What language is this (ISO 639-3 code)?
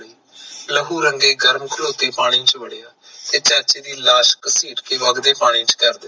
pan